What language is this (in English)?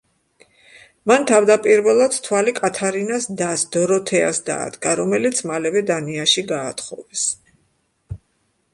Georgian